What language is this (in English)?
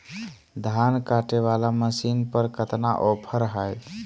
Magahi